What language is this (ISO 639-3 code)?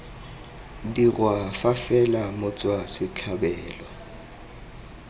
tsn